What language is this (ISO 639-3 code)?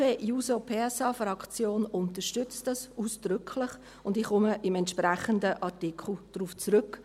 gsw